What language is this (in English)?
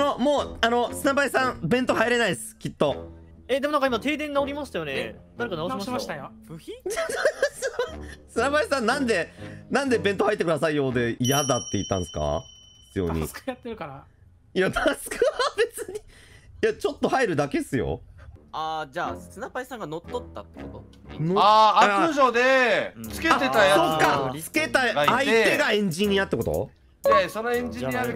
Japanese